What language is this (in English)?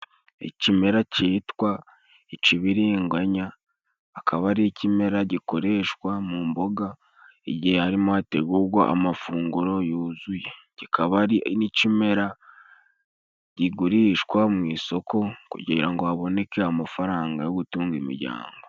Kinyarwanda